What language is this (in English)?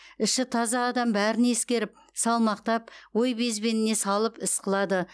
Kazakh